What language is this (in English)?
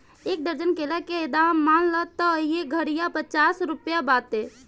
Bhojpuri